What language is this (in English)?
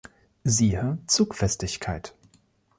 German